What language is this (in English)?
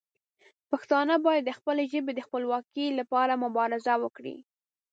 Pashto